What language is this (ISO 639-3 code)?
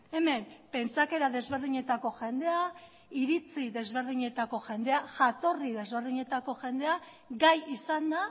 eus